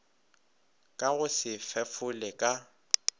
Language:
Northern Sotho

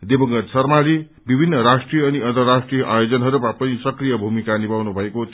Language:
Nepali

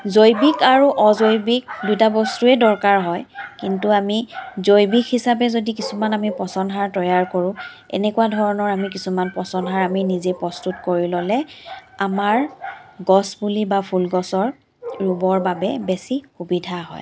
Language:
Assamese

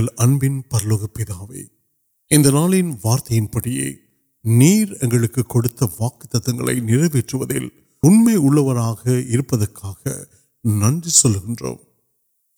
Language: Urdu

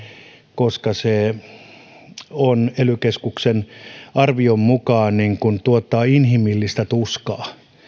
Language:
Finnish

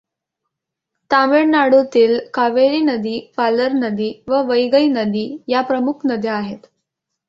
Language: Marathi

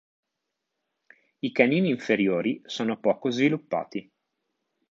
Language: Italian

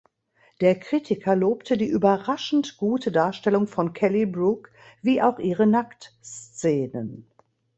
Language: German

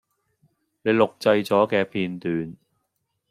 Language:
Cantonese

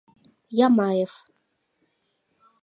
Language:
Mari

